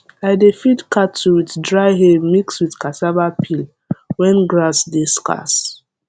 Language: Nigerian Pidgin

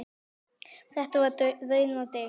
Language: Icelandic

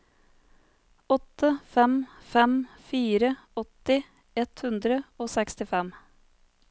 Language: Norwegian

